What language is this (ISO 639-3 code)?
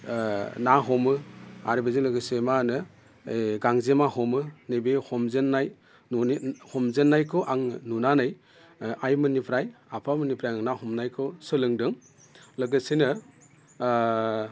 brx